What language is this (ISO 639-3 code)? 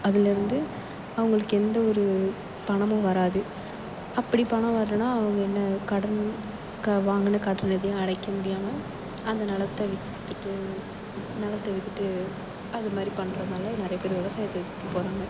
tam